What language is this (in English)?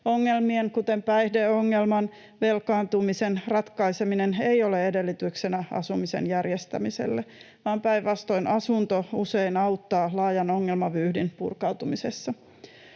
Finnish